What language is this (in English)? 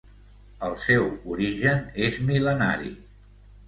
Catalan